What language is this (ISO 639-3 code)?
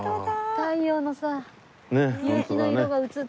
jpn